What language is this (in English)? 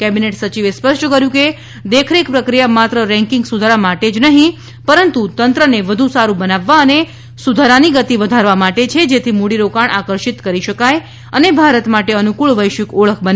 Gujarati